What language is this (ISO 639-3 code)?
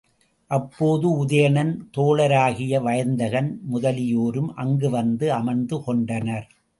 tam